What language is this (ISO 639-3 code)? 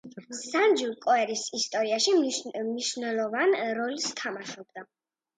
kat